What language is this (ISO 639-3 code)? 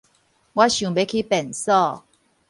nan